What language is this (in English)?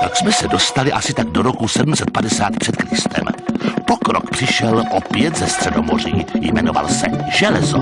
Czech